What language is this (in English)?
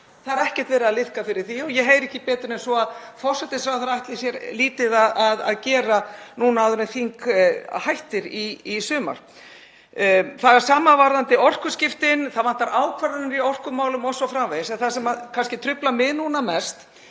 Icelandic